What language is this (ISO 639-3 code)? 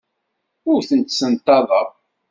kab